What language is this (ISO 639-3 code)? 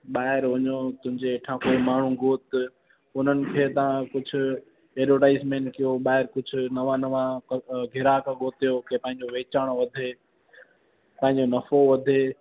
snd